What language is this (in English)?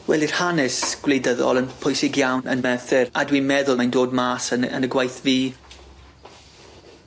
Welsh